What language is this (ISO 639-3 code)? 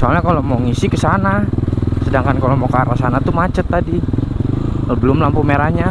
ind